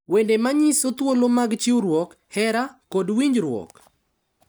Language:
Luo (Kenya and Tanzania)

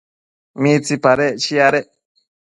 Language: Matsés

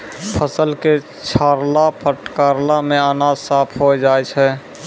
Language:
Maithili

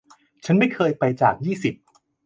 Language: Thai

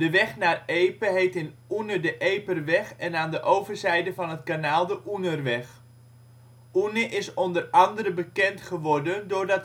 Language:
Dutch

